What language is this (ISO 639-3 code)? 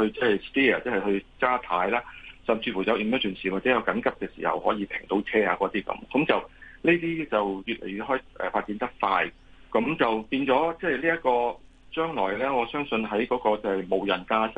zho